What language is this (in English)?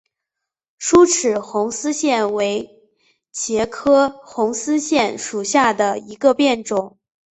Chinese